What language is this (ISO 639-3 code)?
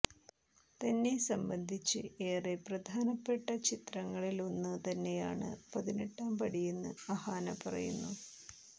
mal